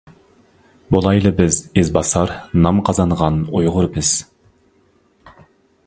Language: Uyghur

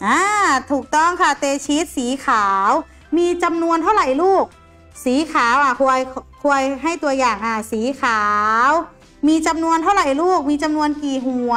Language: Thai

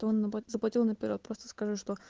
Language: Russian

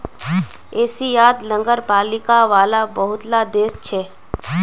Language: Magahi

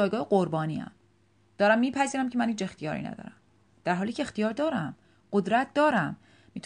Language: Persian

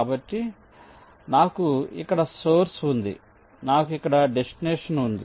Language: Telugu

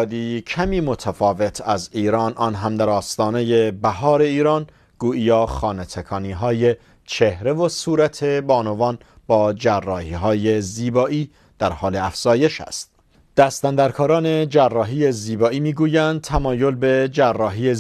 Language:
Persian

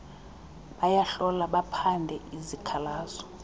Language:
Xhosa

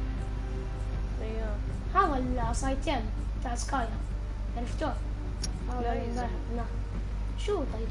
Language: Arabic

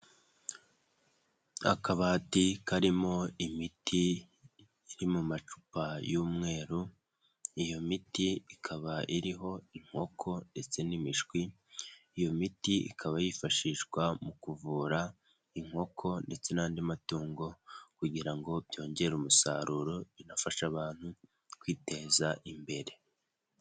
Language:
Kinyarwanda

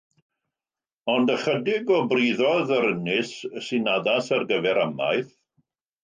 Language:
Welsh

